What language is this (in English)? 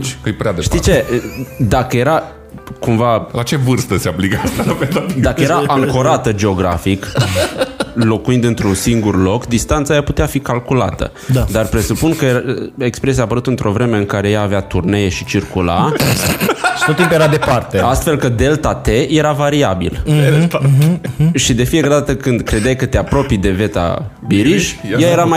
Romanian